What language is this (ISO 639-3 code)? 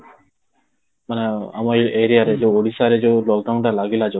ori